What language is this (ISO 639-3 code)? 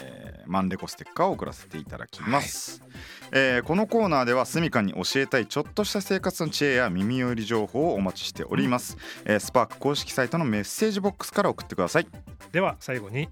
jpn